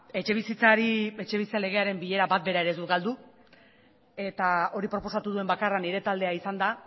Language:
Basque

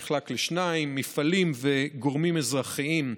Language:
Hebrew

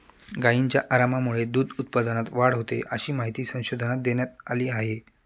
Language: Marathi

